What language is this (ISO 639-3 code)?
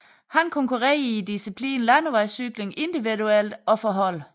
dan